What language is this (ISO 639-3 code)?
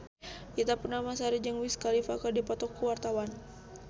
sun